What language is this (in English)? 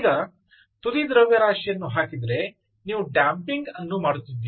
Kannada